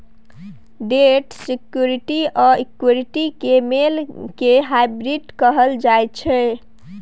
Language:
Maithili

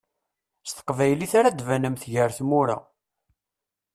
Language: Kabyle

